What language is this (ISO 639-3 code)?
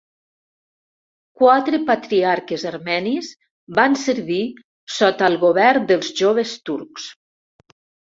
cat